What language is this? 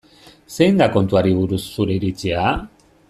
Basque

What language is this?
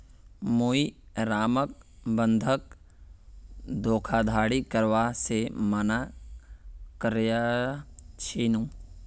Magahi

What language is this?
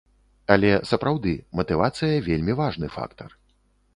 Belarusian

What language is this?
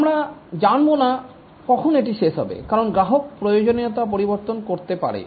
Bangla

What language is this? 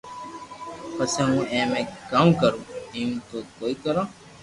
Loarki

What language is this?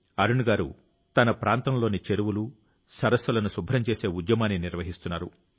Telugu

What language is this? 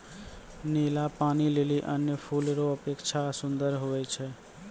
Maithili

